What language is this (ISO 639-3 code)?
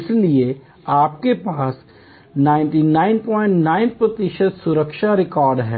hin